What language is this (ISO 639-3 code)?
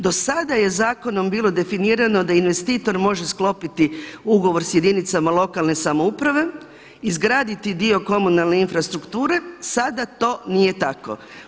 hrv